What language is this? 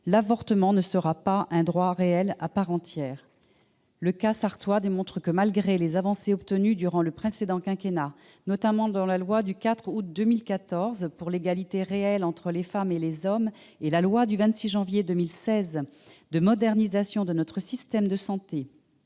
French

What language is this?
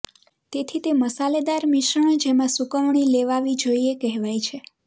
Gujarati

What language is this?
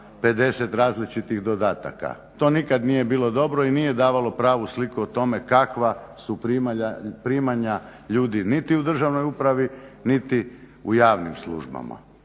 Croatian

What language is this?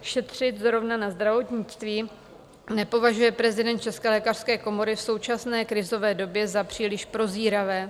Czech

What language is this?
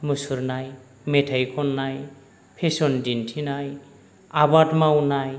Bodo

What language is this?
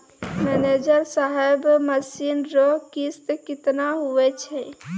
Maithili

